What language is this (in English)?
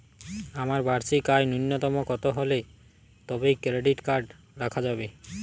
Bangla